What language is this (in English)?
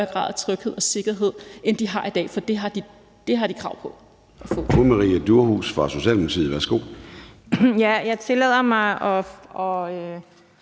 Danish